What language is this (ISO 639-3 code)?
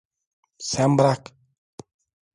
tur